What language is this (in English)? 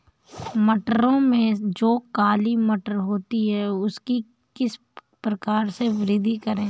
Hindi